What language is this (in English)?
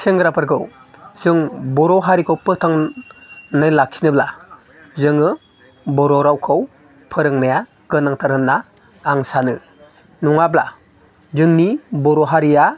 Bodo